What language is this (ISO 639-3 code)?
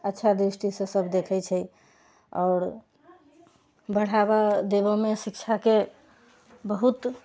mai